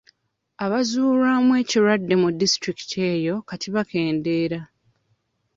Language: Ganda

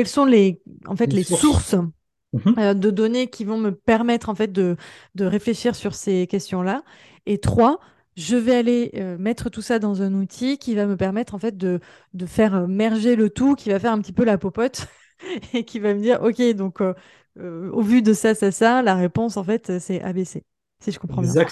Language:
French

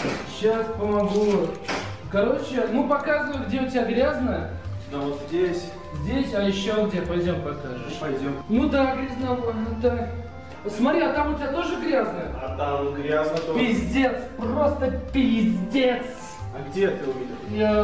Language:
Russian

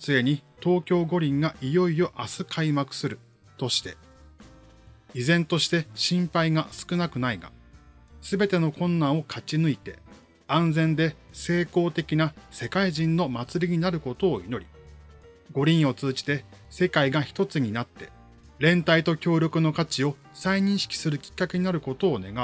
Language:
Japanese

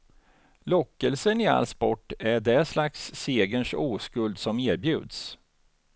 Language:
Swedish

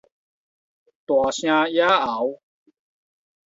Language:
Min Nan Chinese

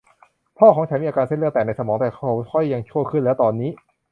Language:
Thai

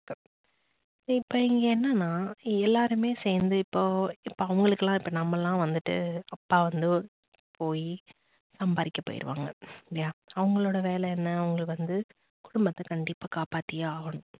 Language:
Tamil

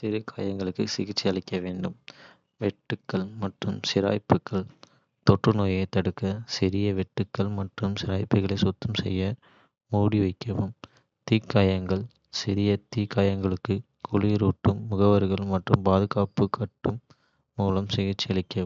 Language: Kota (India)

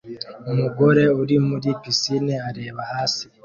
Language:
Kinyarwanda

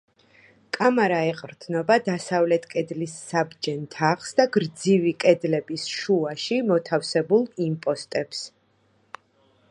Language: Georgian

